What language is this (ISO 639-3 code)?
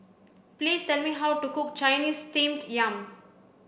eng